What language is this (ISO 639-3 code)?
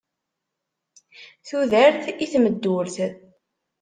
kab